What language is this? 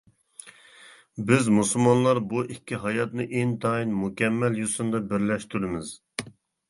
Uyghur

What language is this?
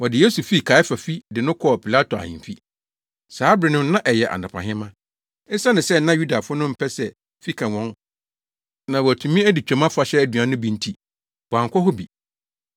Akan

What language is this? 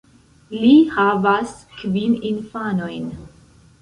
Esperanto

